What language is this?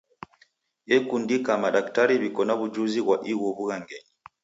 Taita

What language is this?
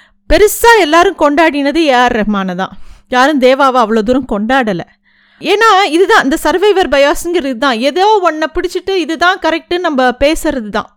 Tamil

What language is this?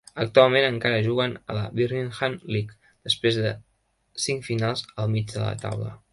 Catalan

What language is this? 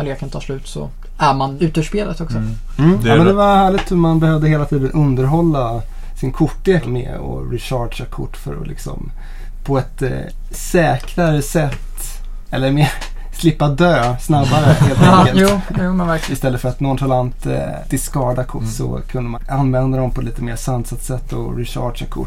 Swedish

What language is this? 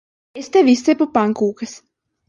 Latvian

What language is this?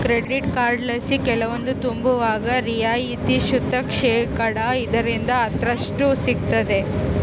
Kannada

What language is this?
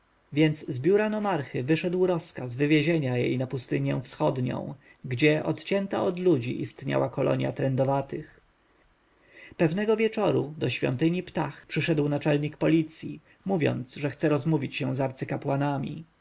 Polish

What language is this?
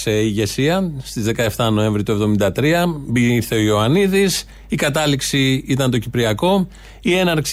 Greek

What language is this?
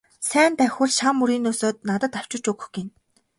Mongolian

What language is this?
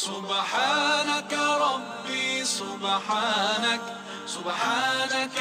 Malay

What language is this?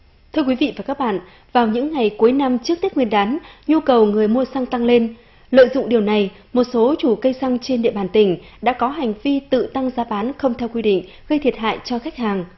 Vietnamese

